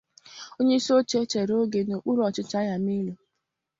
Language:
Igbo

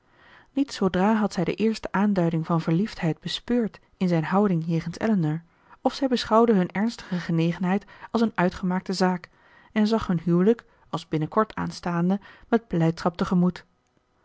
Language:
Dutch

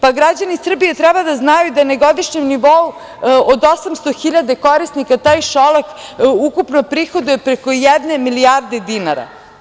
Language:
Serbian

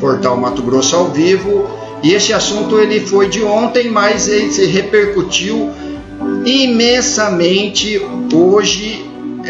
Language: Portuguese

